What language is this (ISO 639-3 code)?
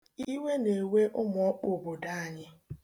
ibo